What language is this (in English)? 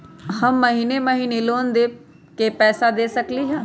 Magahi